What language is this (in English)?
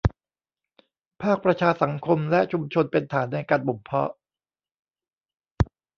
Thai